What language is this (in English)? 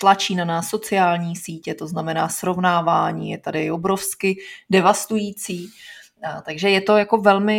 Czech